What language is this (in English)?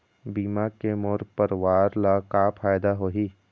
Chhattisgarhi